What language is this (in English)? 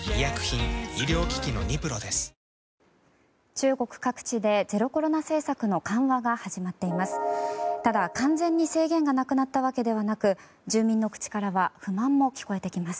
Japanese